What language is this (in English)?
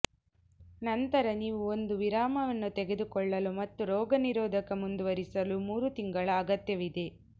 Kannada